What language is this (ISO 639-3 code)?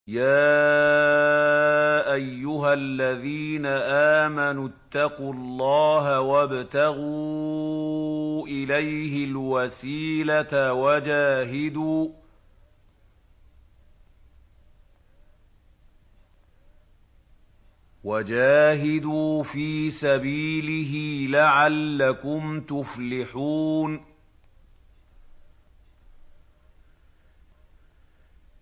ara